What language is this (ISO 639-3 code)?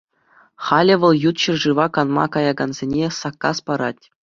chv